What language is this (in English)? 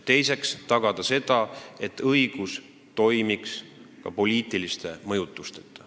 Estonian